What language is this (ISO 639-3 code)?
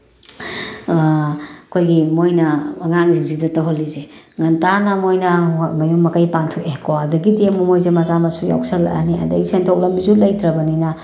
mni